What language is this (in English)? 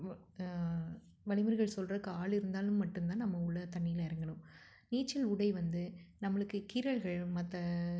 Tamil